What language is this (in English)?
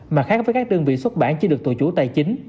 Vietnamese